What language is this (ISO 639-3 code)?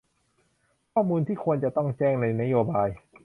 tha